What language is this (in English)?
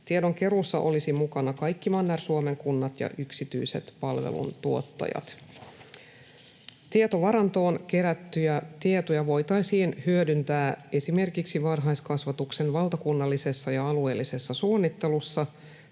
Finnish